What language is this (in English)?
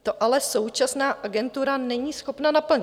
Czech